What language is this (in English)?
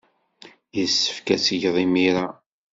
Kabyle